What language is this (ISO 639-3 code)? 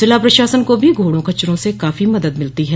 hin